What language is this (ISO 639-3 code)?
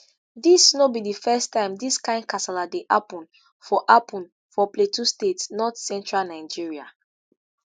pcm